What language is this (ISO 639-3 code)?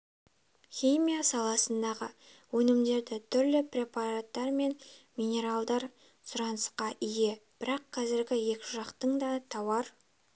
kaz